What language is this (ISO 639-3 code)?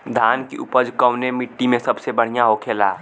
bho